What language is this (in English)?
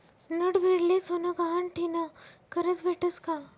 Marathi